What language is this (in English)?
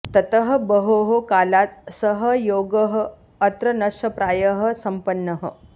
Sanskrit